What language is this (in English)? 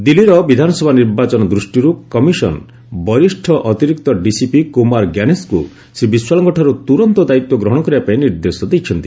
Odia